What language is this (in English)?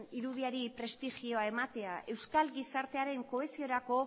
Basque